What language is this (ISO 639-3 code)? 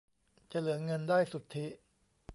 tha